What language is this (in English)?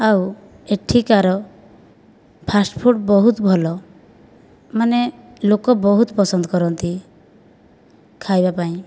Odia